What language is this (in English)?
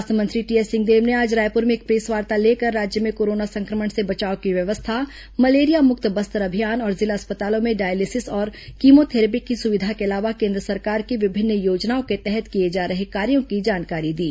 Hindi